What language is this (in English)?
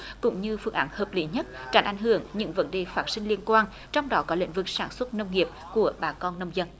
Vietnamese